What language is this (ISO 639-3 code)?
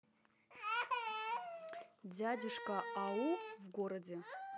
rus